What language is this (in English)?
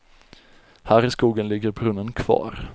Swedish